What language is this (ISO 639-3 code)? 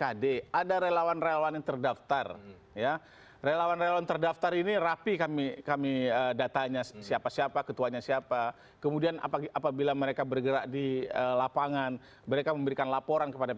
ind